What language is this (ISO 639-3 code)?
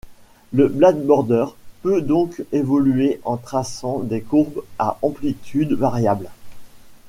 fra